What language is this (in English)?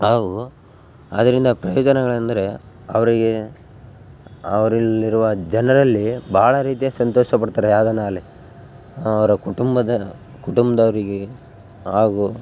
Kannada